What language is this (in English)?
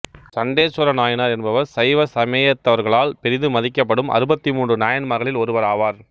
Tamil